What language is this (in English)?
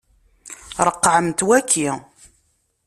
Kabyle